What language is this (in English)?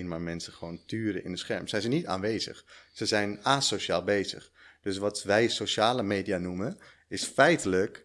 Dutch